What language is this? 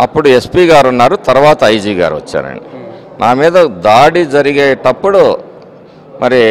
Telugu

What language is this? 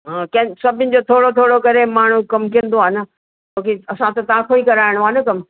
Sindhi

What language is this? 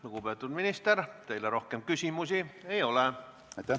Estonian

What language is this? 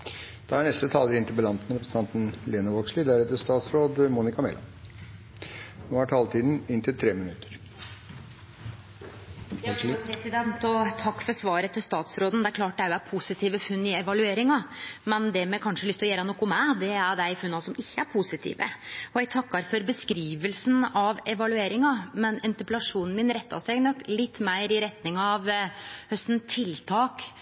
Norwegian Nynorsk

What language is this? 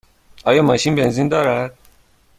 Persian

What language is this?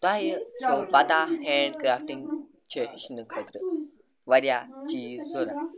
Kashmiri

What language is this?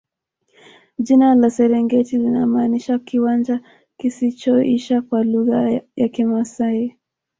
Swahili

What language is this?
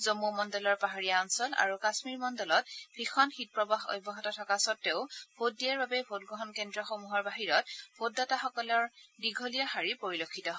Assamese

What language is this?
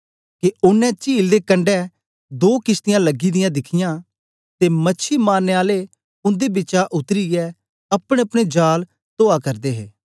Dogri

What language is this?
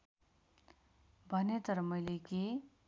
Nepali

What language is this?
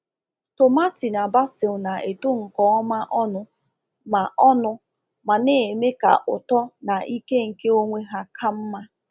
Igbo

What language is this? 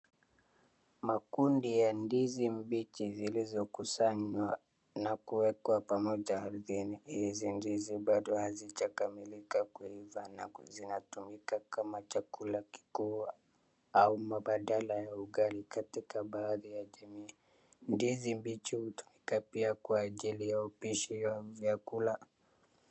Swahili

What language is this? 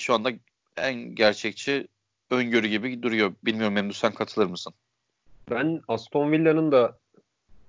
Turkish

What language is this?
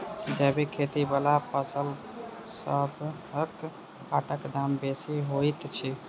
Maithili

